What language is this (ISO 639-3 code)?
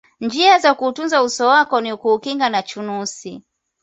swa